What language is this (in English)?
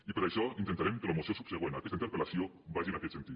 Catalan